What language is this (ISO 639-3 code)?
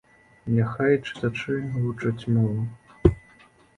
bel